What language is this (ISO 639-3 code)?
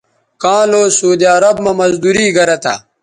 btv